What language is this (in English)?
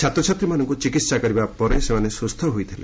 Odia